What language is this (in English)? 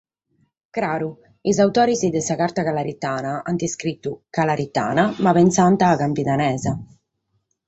Sardinian